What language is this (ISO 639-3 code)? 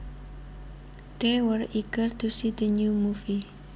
jav